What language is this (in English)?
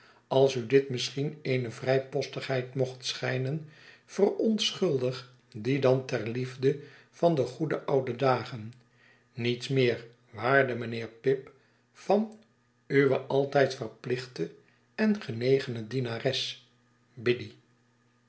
Dutch